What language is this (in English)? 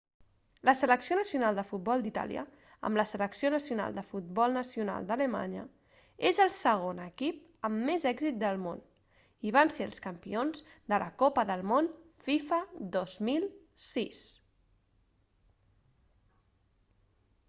Catalan